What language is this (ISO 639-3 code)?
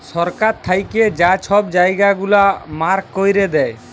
ben